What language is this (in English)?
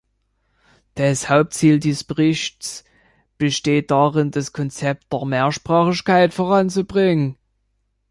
German